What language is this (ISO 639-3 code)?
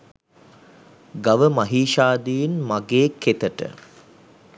sin